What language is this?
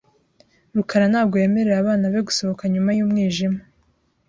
Kinyarwanda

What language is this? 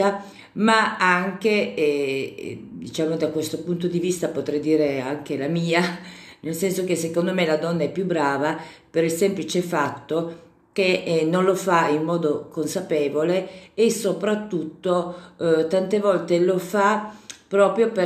Italian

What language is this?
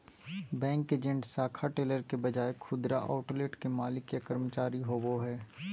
Magahi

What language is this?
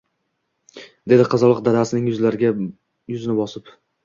Uzbek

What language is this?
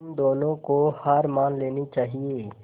Hindi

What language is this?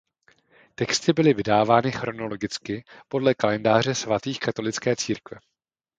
Czech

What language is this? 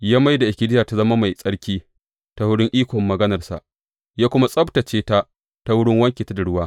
Hausa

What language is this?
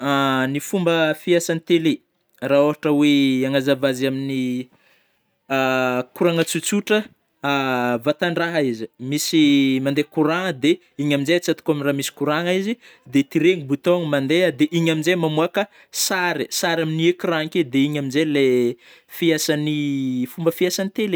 Northern Betsimisaraka Malagasy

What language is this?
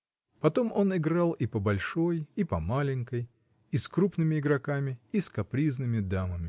Russian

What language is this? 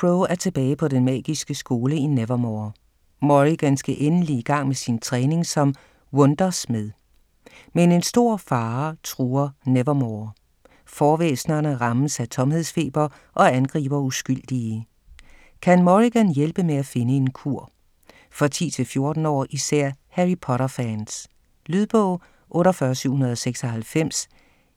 Danish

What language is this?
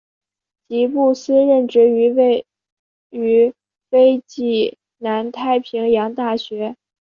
Chinese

